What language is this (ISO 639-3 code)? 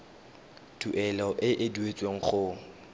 tsn